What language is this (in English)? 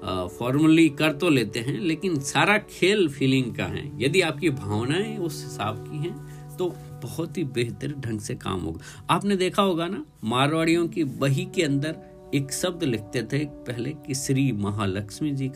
Hindi